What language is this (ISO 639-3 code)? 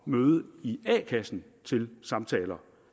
dan